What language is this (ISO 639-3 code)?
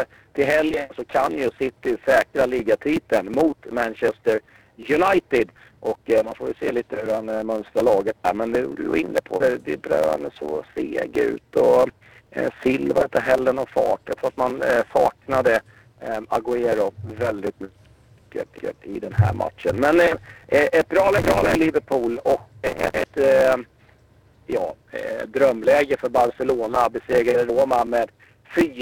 swe